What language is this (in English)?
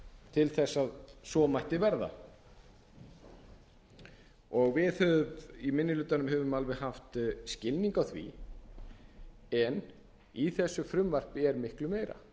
Icelandic